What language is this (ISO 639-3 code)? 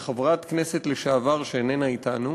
heb